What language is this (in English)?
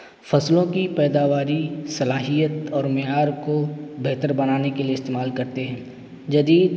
Urdu